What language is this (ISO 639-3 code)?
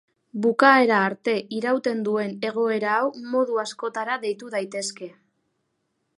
eus